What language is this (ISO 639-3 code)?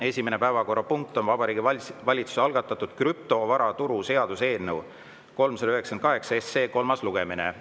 est